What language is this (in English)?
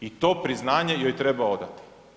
Croatian